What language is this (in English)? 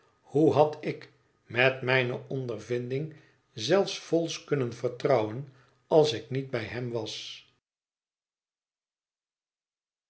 Dutch